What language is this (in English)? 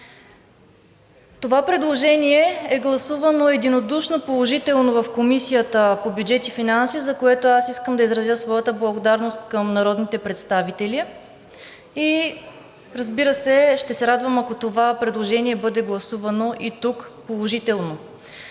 Bulgarian